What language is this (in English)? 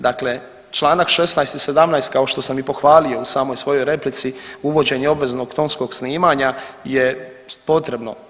Croatian